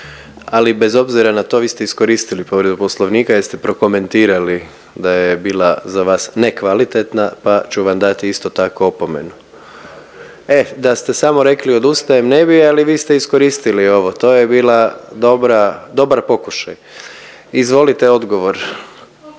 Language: Croatian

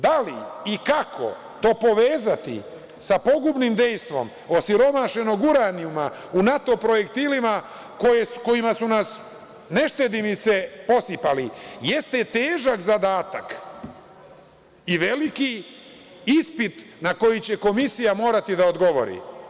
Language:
Serbian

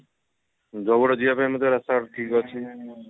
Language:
Odia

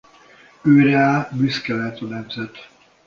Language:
Hungarian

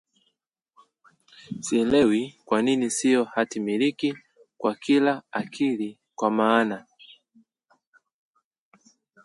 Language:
Swahili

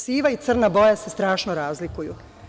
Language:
Serbian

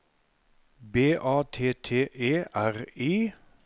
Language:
Norwegian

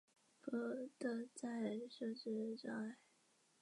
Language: Chinese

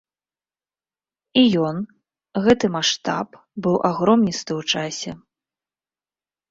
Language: Belarusian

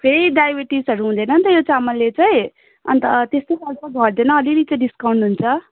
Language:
Nepali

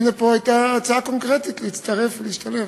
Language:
Hebrew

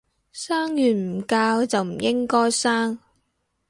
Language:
Cantonese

